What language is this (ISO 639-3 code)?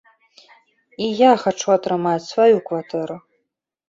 bel